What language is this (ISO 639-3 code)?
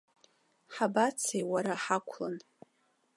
abk